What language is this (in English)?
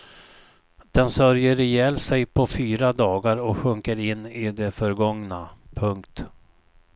Swedish